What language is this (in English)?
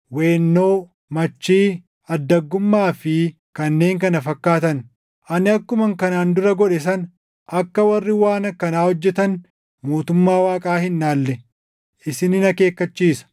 Oromo